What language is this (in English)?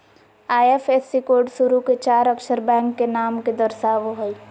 Magahi